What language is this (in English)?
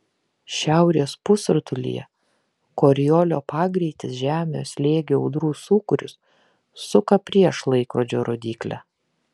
Lithuanian